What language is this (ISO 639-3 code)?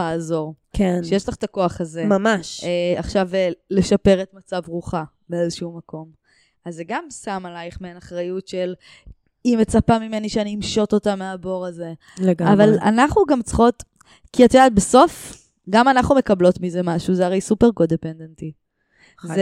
heb